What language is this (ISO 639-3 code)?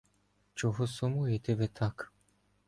ukr